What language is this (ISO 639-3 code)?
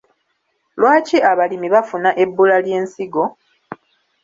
lug